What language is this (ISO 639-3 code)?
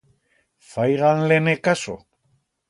arg